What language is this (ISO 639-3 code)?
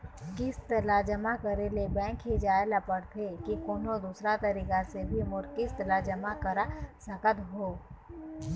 hne